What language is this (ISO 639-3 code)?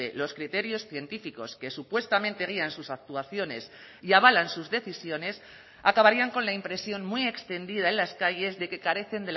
spa